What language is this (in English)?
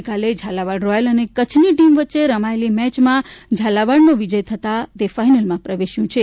Gujarati